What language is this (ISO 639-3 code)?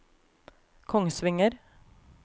nor